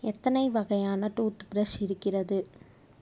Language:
Tamil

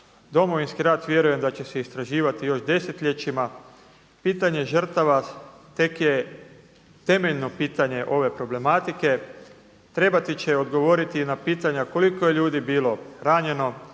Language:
Croatian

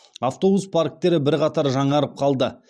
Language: Kazakh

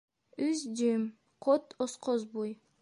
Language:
Bashkir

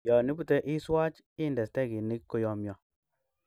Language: Kalenjin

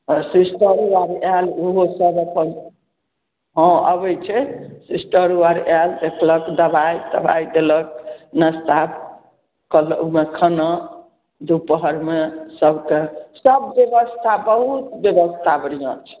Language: Maithili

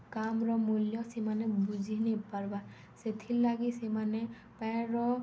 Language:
Odia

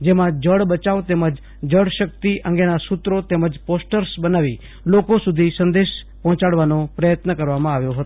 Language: Gujarati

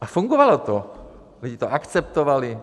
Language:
Czech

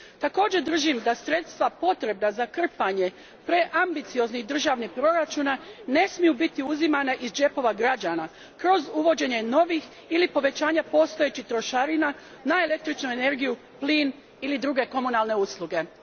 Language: Croatian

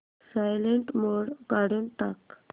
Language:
Marathi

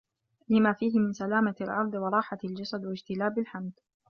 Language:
Arabic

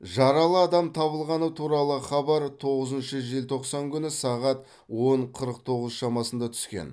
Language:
Kazakh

